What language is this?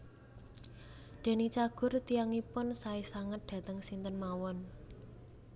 Javanese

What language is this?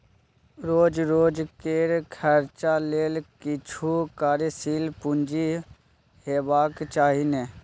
Maithili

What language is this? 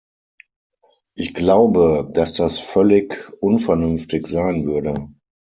German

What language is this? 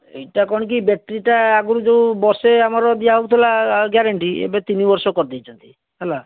Odia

